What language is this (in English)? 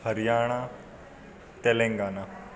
Sindhi